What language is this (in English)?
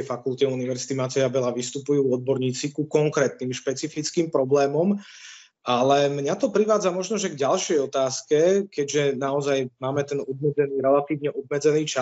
Slovak